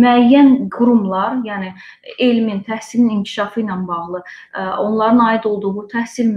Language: Turkish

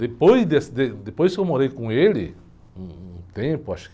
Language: Portuguese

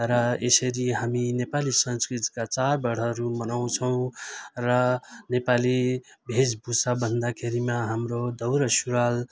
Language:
Nepali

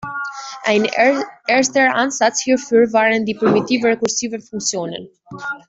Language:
German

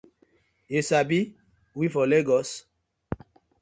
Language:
Nigerian Pidgin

